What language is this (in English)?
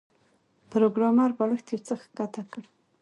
Pashto